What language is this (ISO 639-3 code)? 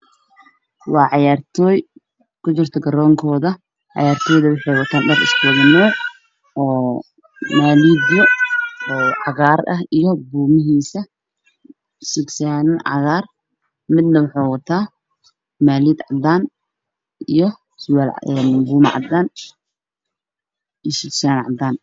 som